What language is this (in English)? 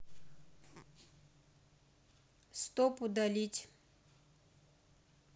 Russian